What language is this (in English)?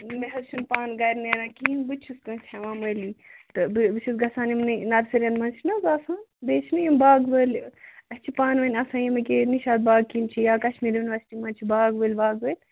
Kashmiri